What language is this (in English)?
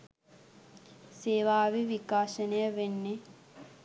Sinhala